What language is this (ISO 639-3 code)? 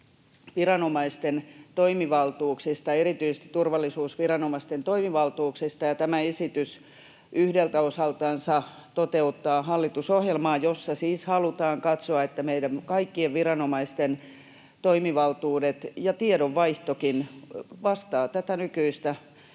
fin